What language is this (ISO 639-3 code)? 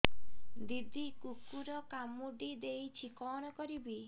ori